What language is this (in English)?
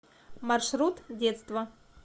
Russian